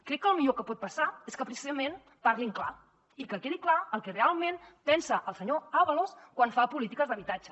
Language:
Catalan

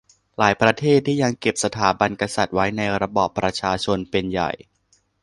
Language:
Thai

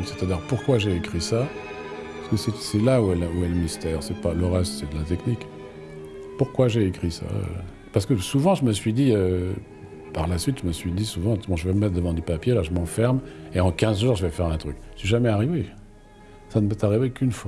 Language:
French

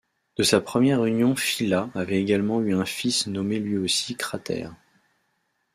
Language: French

